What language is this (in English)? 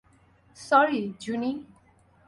Bangla